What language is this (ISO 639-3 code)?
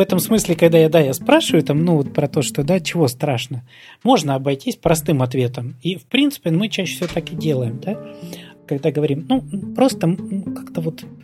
rus